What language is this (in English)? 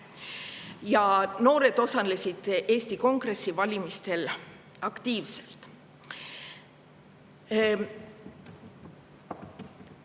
Estonian